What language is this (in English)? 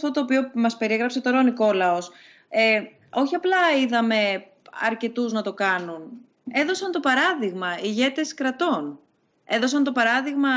Greek